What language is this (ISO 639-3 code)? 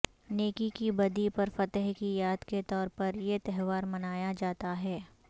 urd